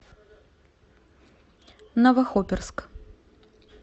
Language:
Russian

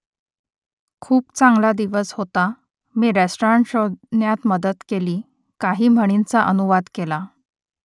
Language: Marathi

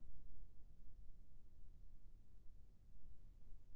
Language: Chhattisgarhi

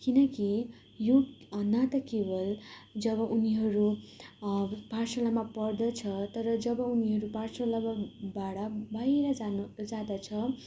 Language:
Nepali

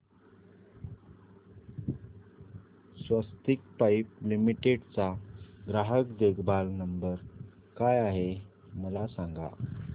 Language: Marathi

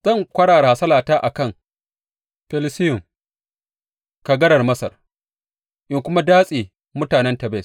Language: Hausa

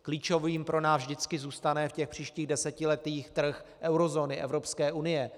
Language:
Czech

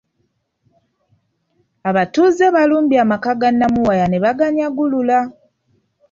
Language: Ganda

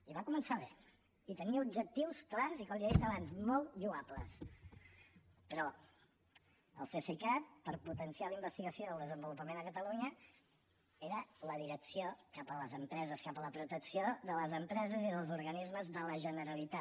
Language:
Catalan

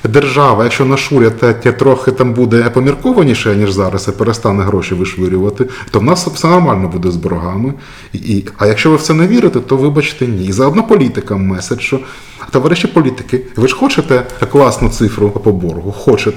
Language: Ukrainian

